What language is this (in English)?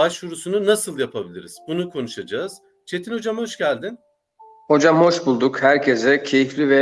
Turkish